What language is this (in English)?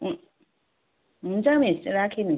Nepali